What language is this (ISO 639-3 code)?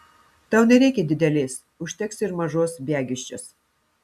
lit